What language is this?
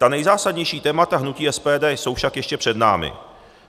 Czech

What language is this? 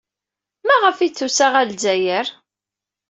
Kabyle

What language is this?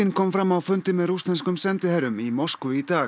Icelandic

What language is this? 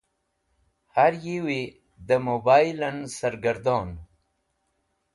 Wakhi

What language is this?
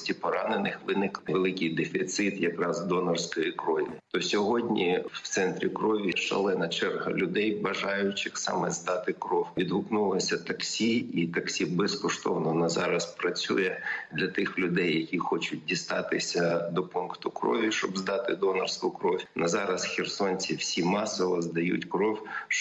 Ukrainian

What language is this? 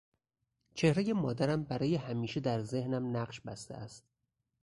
Persian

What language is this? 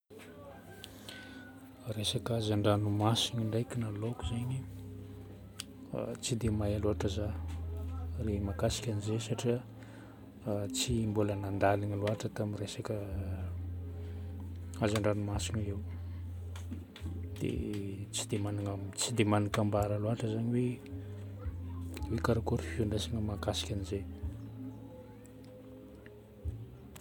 Northern Betsimisaraka Malagasy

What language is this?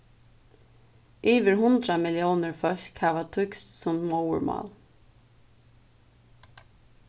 Faroese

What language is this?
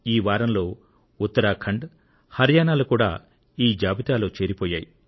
Telugu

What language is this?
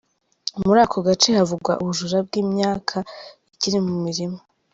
Kinyarwanda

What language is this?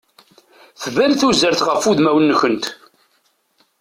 Kabyle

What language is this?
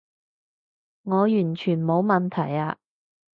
Cantonese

